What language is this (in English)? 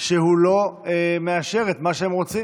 Hebrew